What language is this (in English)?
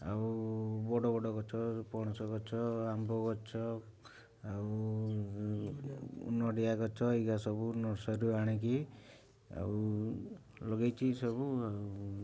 Odia